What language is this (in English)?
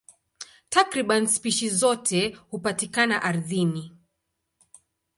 Swahili